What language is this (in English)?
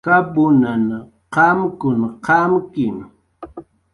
Jaqaru